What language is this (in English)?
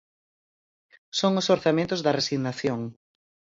Galician